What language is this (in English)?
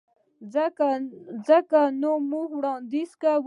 Pashto